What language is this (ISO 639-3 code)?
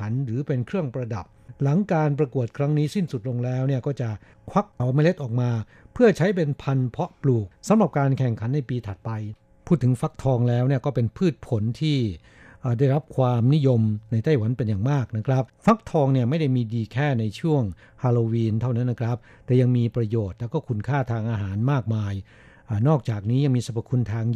tha